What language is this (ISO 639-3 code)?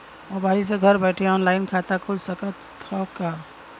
bho